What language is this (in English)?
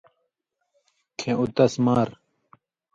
Indus Kohistani